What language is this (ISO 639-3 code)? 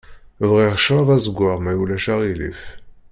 kab